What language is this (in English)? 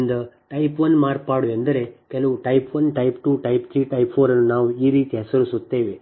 Kannada